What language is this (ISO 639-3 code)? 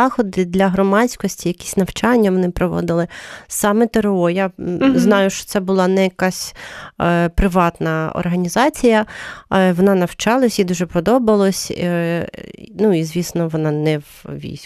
ukr